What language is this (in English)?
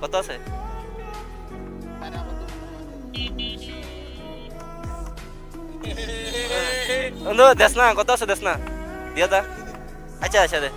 Bangla